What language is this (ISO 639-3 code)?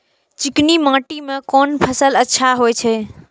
mai